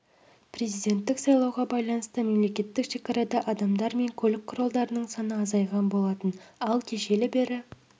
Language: Kazakh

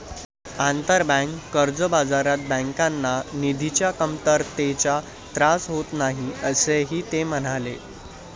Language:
Marathi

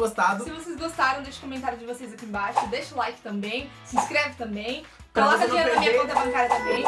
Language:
Portuguese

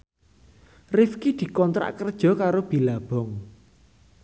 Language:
Javanese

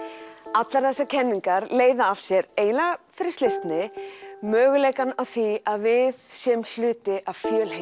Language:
Icelandic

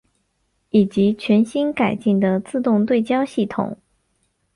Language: Chinese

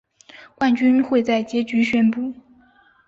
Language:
Chinese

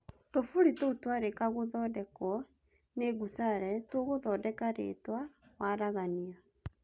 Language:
Kikuyu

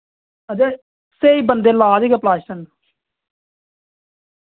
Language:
Dogri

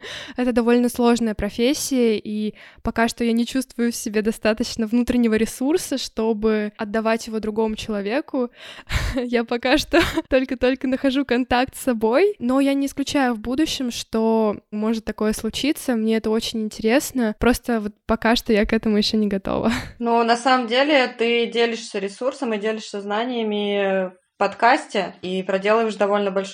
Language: Russian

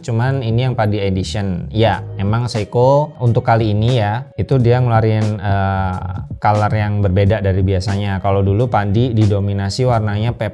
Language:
Indonesian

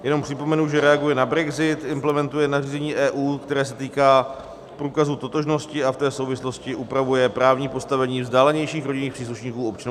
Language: Czech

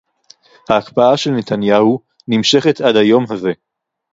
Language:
Hebrew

